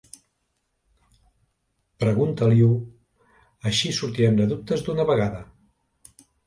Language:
Catalan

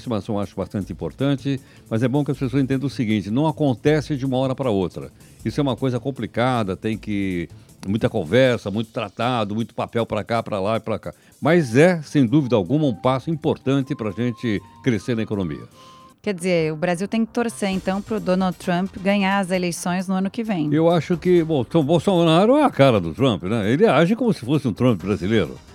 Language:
Portuguese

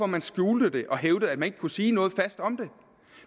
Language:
Danish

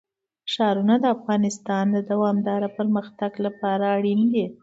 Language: Pashto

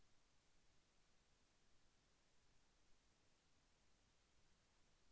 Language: Telugu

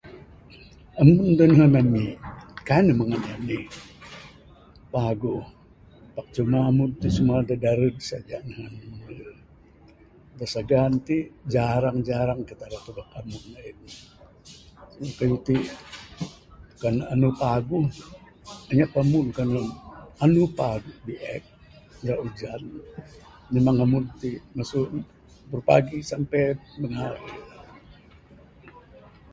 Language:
Bukar-Sadung Bidayuh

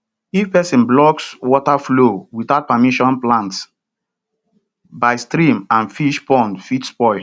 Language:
Nigerian Pidgin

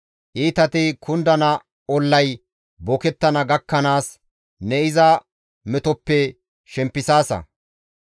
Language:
Gamo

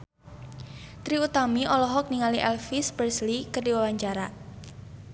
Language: Sundanese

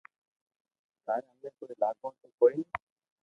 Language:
Loarki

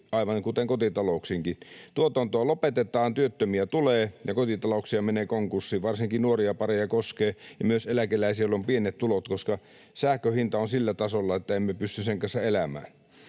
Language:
Finnish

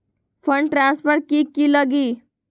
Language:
Magahi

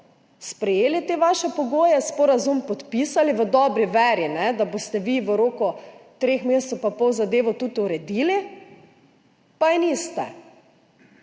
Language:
Slovenian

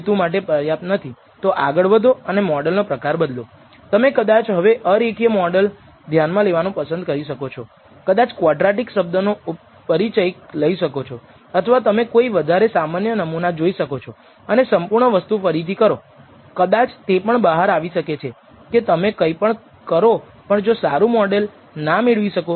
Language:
Gujarati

